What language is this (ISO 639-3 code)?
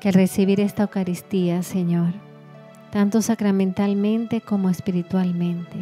spa